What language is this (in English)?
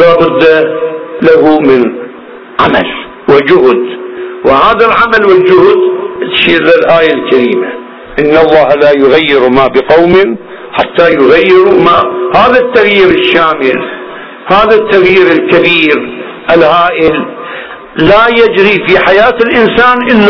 Arabic